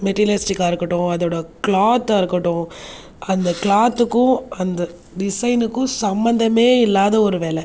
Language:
Tamil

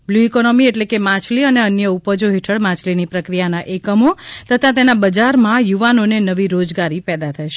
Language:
Gujarati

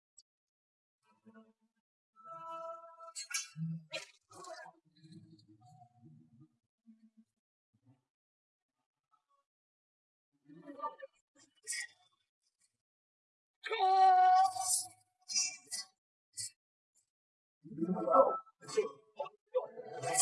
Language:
Vietnamese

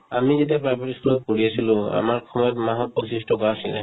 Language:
Assamese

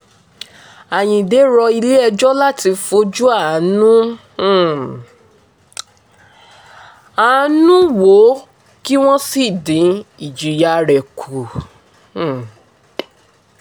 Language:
Yoruba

